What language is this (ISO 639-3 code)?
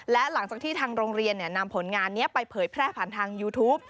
tha